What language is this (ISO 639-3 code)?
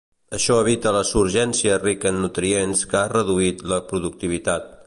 cat